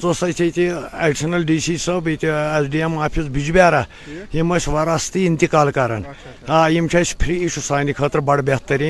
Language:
Urdu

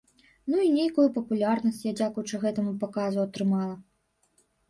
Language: Belarusian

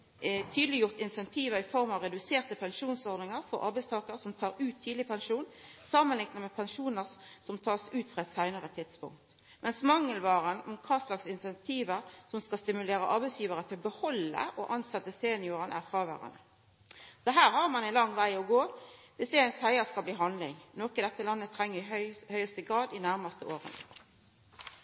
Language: Norwegian Nynorsk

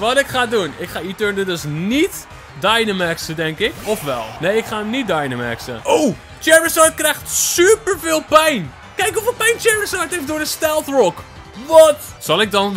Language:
Dutch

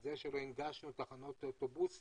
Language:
Hebrew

